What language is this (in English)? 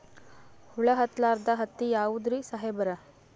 Kannada